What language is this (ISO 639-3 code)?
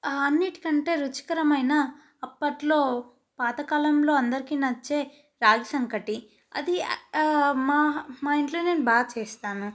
tel